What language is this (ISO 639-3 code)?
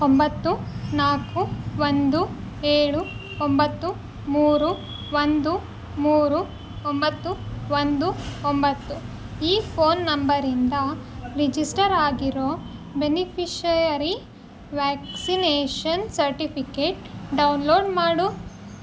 kan